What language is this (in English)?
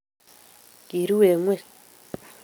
Kalenjin